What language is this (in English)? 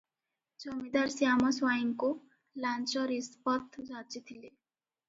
Odia